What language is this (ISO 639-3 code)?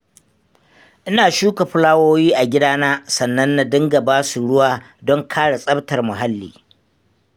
hau